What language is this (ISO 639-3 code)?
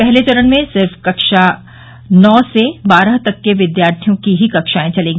hin